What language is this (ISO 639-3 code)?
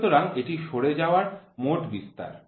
ben